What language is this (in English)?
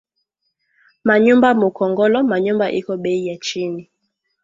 Swahili